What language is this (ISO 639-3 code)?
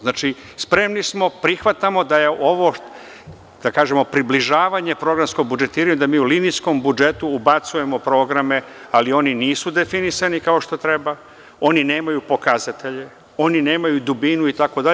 srp